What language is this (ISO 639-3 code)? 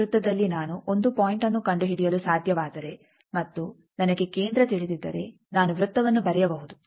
kan